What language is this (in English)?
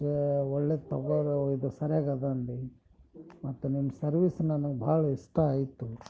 Kannada